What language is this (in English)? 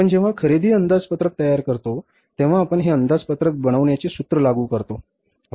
Marathi